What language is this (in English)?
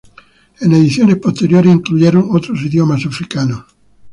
Spanish